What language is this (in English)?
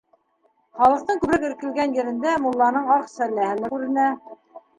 Bashkir